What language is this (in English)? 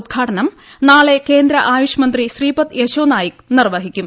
Malayalam